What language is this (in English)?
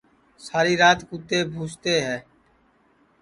Sansi